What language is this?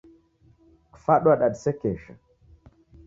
Taita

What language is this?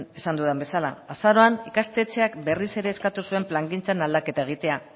Basque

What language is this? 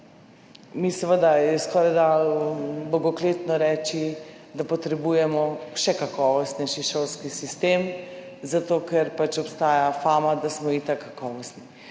Slovenian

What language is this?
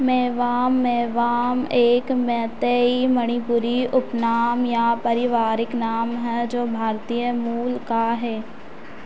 Hindi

